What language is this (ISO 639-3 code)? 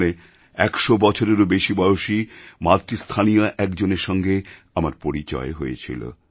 ben